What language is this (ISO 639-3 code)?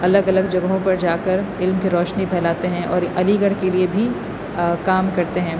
urd